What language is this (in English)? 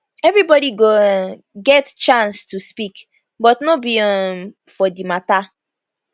Nigerian Pidgin